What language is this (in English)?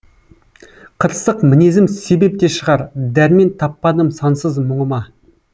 Kazakh